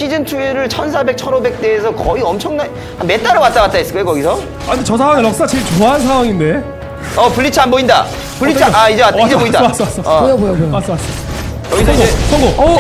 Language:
Korean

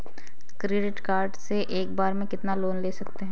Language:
Hindi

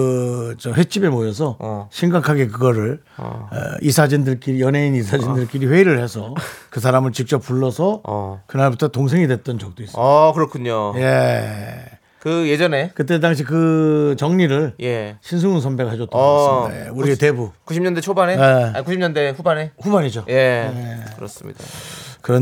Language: Korean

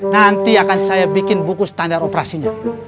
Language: Indonesian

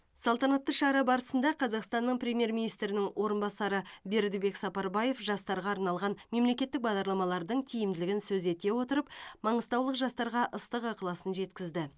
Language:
Kazakh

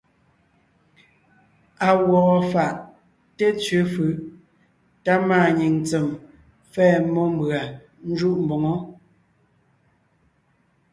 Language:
Ngiemboon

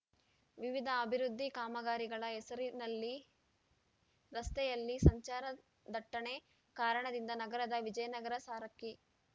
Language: Kannada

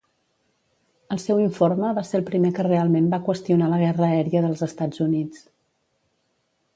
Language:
Catalan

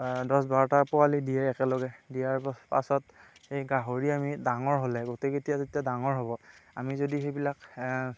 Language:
Assamese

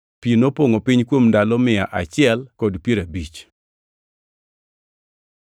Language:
Luo (Kenya and Tanzania)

